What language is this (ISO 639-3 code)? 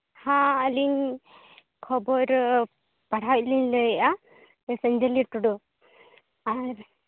sat